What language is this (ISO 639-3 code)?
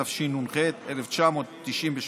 heb